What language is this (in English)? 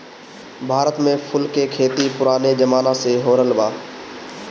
Bhojpuri